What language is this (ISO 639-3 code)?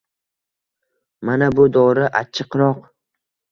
uzb